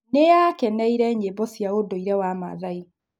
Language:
Kikuyu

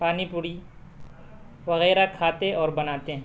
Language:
Urdu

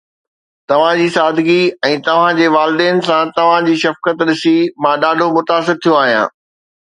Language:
Sindhi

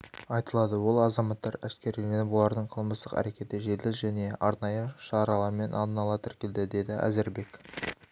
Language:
Kazakh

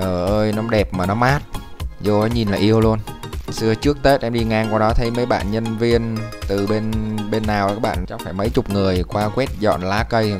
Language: Vietnamese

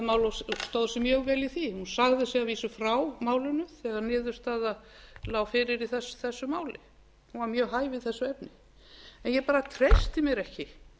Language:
Icelandic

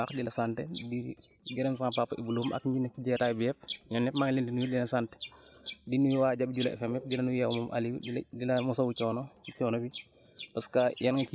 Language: Wolof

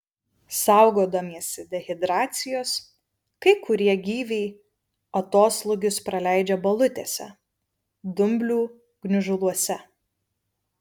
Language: Lithuanian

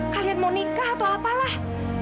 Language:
Indonesian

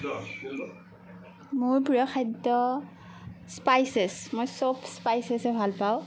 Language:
Assamese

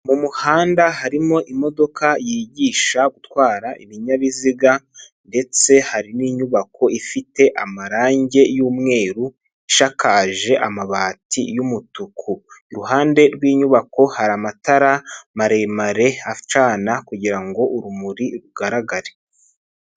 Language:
Kinyarwanda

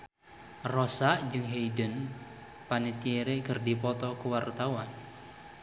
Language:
Sundanese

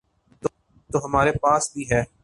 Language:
Urdu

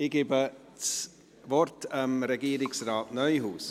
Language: Swiss German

